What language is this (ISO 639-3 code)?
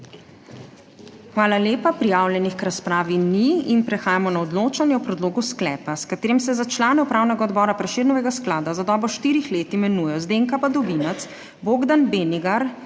slv